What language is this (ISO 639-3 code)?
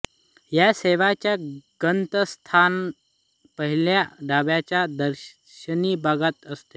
mar